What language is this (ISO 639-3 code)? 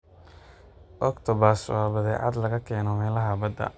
som